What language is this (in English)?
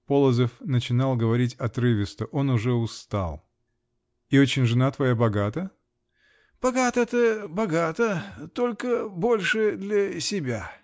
Russian